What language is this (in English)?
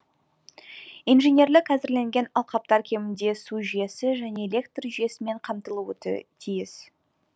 Kazakh